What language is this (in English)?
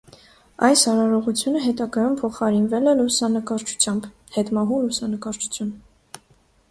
Armenian